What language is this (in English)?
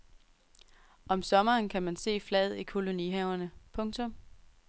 Danish